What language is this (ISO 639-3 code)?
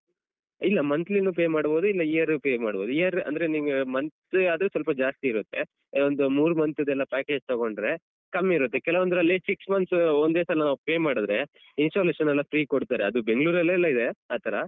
kan